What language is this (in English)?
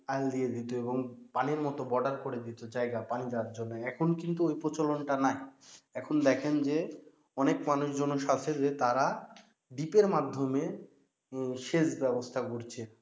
Bangla